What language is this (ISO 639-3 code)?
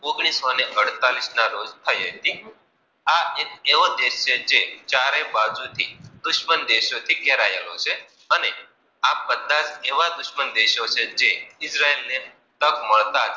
guj